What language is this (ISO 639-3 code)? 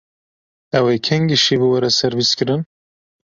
kur